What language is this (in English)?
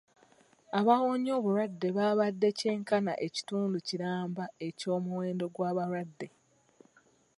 Ganda